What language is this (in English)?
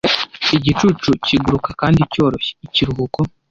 Kinyarwanda